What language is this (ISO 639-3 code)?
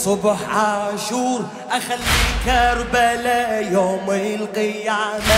ara